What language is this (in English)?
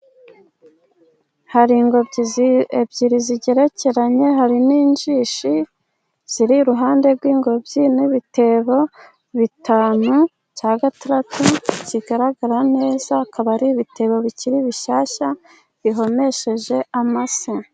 Kinyarwanda